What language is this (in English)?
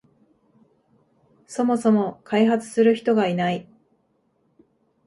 Japanese